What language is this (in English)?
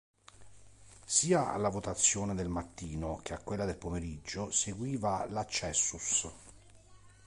Italian